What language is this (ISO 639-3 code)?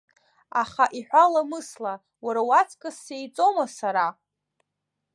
abk